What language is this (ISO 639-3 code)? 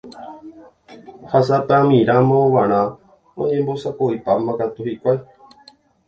grn